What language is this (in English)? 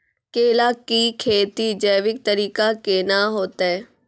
Maithili